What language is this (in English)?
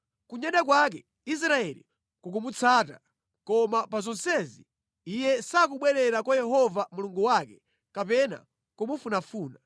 Nyanja